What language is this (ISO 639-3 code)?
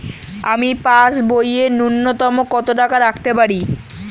ben